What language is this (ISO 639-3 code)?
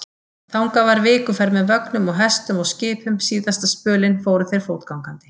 isl